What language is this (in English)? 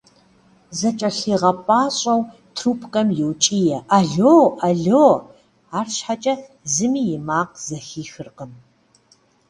Kabardian